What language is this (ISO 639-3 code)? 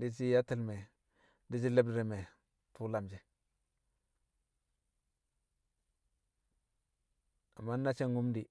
kcq